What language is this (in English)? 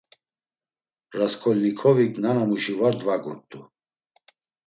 Laz